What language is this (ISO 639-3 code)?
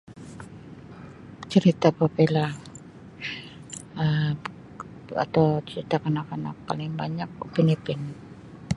msi